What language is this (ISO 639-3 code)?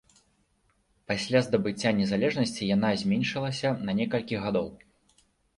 bel